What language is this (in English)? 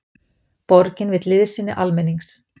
Icelandic